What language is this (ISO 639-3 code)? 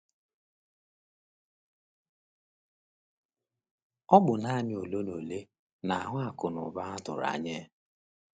ibo